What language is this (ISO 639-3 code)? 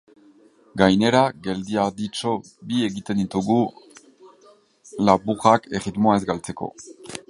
eus